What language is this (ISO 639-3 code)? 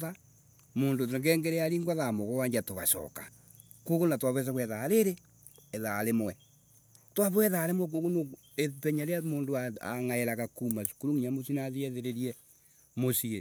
ebu